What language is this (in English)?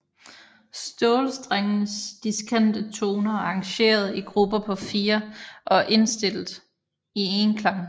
Danish